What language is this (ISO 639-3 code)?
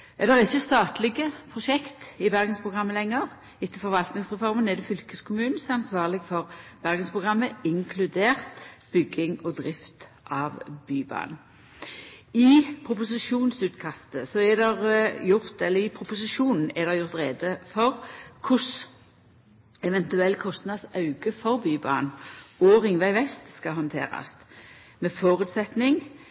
nno